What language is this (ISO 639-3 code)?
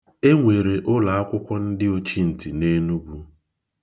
ibo